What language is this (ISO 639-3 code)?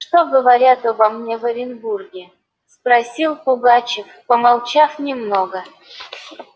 rus